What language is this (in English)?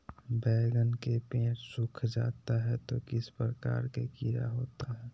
Magahi